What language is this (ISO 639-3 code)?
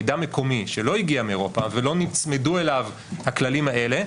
heb